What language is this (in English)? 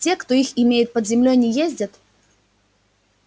Russian